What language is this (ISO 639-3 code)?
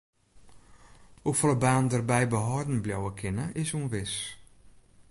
fry